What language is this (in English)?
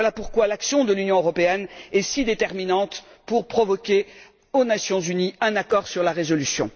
French